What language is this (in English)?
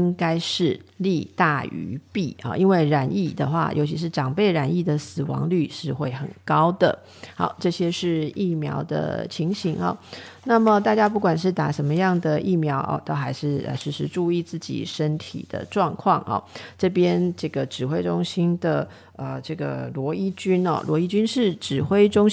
Chinese